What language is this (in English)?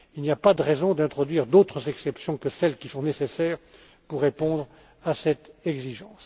French